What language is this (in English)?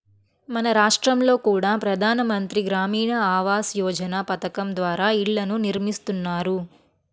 Telugu